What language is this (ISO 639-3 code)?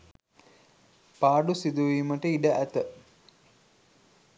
sin